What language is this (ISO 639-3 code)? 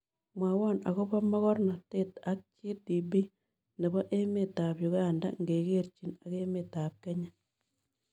kln